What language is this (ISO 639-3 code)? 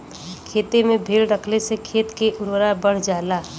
bho